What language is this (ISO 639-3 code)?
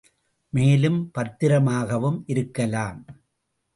tam